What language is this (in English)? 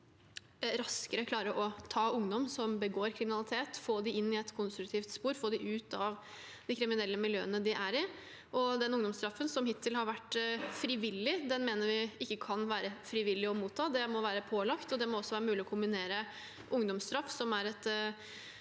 Norwegian